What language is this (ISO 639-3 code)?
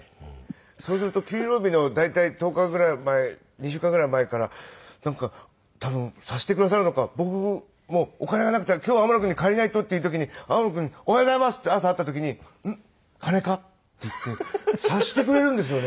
jpn